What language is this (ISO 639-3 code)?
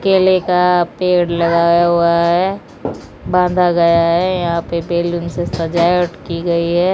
hin